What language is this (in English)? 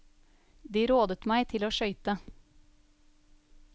Norwegian